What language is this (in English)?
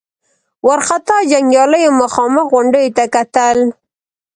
Pashto